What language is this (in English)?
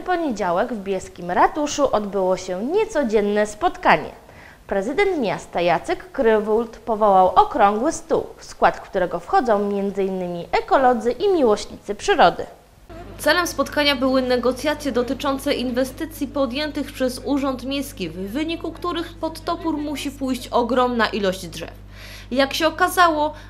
Polish